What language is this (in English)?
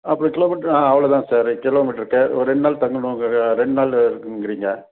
Tamil